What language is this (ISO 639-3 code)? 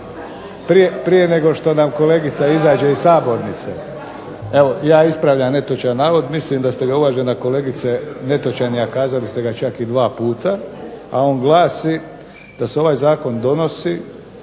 hrv